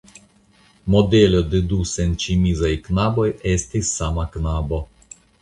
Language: Esperanto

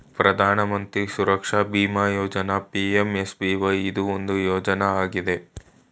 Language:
Kannada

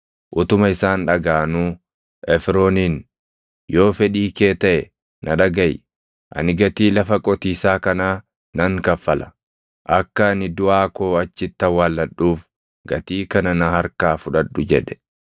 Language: Oromo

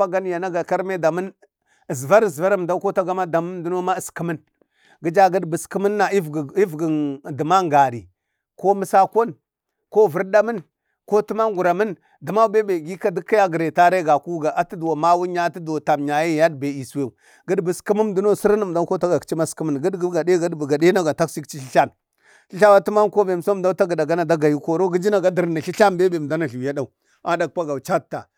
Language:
Bade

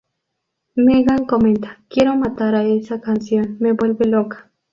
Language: Spanish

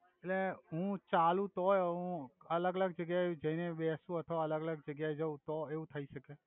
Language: Gujarati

